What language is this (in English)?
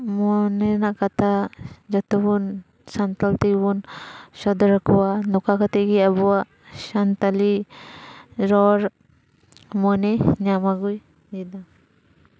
Santali